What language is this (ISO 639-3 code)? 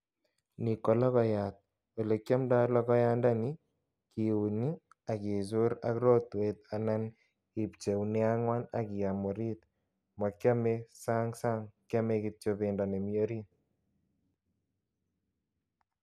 kln